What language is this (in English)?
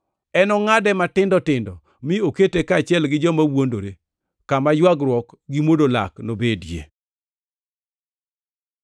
Luo (Kenya and Tanzania)